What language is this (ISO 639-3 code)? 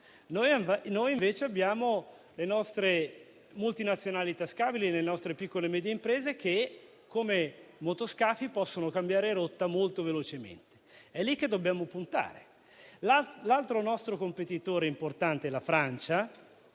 ita